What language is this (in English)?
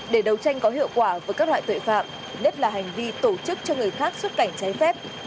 Vietnamese